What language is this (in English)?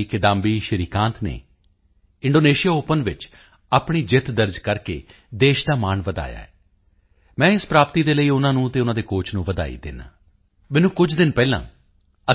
Punjabi